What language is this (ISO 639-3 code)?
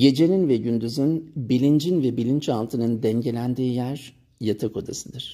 tur